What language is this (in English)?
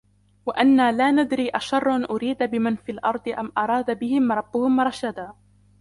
Arabic